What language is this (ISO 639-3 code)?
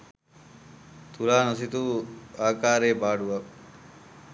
sin